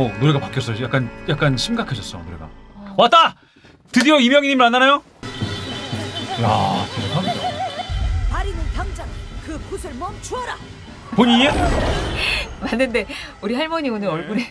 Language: Korean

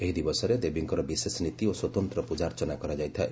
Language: Odia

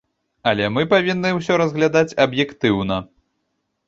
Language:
Belarusian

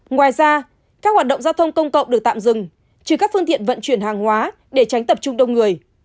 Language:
Vietnamese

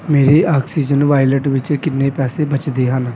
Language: Punjabi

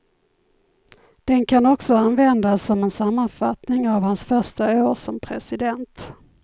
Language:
Swedish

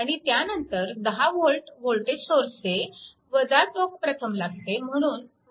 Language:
Marathi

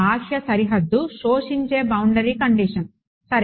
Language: Telugu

